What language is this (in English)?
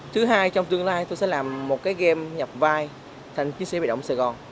Vietnamese